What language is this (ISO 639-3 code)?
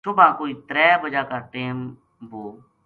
gju